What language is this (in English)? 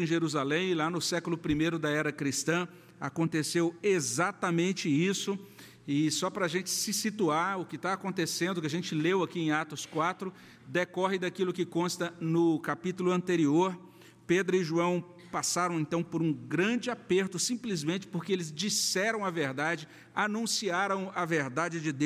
Portuguese